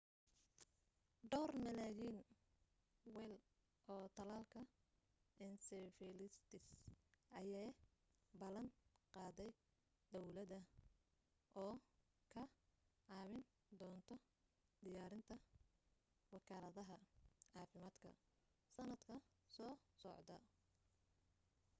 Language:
Somali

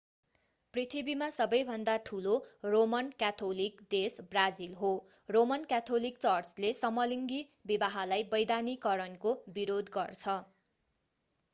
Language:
Nepali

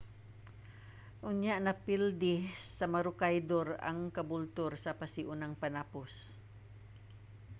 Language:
Cebuano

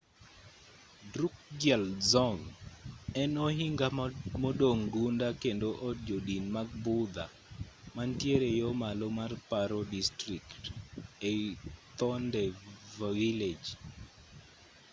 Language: Luo (Kenya and Tanzania)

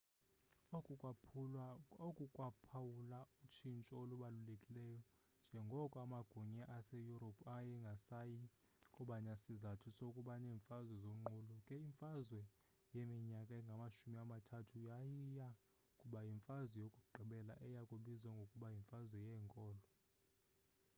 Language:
Xhosa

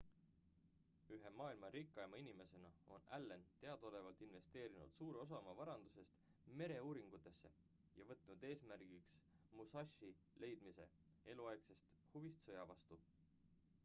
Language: Estonian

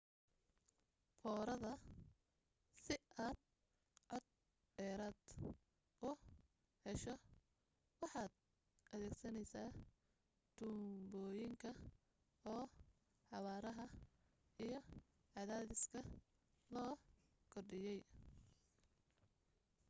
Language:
Somali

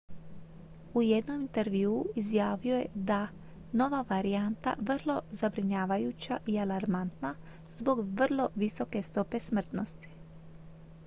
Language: Croatian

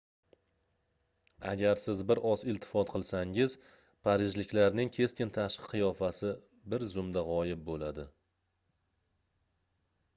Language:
Uzbek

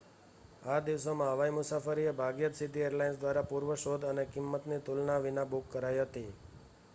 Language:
Gujarati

